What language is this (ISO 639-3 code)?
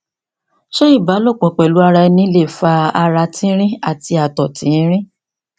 yor